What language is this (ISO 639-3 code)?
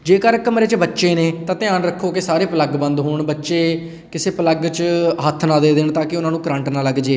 pan